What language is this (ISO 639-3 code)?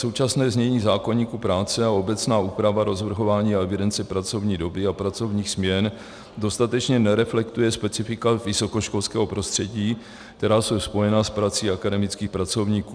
ces